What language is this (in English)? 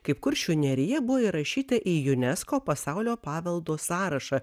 Lithuanian